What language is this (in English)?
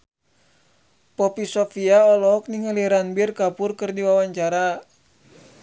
Sundanese